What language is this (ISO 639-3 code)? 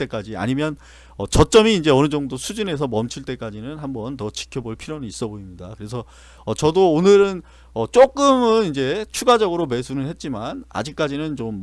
kor